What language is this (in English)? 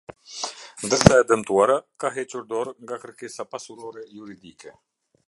Albanian